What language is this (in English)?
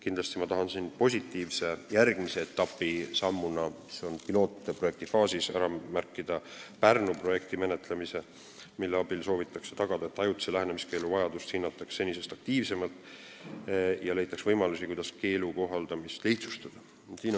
Estonian